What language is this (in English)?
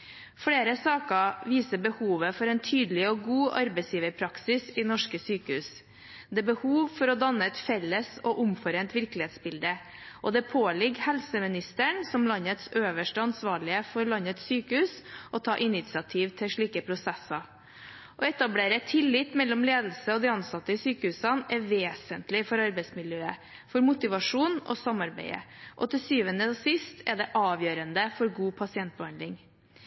Norwegian Bokmål